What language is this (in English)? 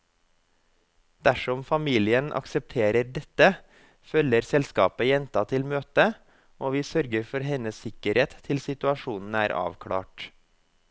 Norwegian